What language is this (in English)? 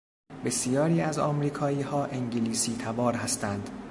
Persian